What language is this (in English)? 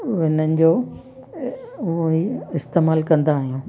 Sindhi